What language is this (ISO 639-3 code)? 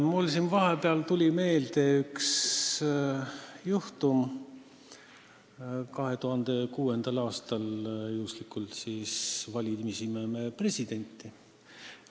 est